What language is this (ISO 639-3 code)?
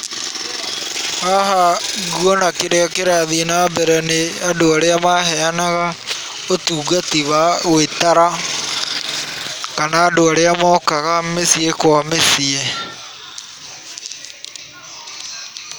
kik